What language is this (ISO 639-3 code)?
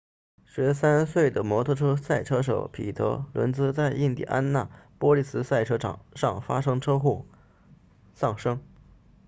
zho